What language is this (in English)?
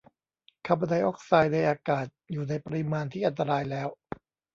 Thai